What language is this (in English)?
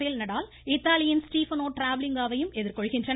Tamil